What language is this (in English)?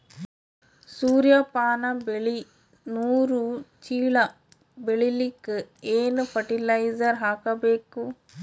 Kannada